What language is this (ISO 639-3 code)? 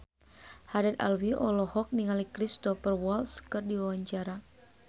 sun